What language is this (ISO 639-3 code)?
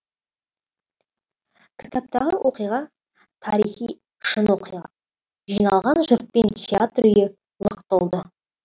kaz